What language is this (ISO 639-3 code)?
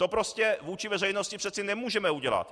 ces